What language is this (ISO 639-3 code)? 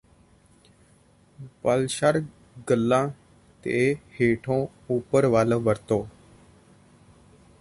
pan